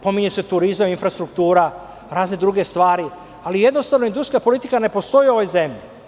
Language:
Serbian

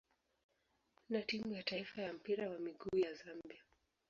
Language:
Swahili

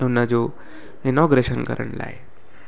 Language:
Sindhi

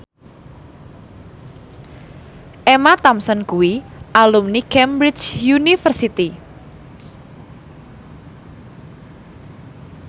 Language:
Javanese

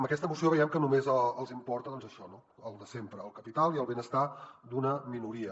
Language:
Catalan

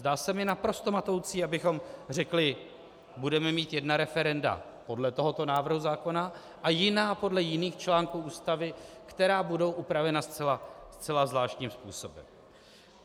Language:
Czech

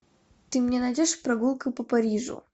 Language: Russian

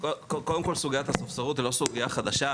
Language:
Hebrew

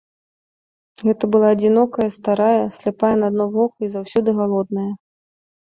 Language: Belarusian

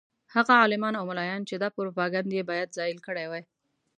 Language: Pashto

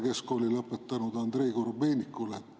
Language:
Estonian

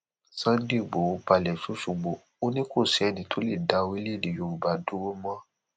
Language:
Yoruba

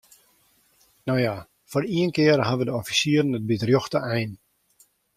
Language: Western Frisian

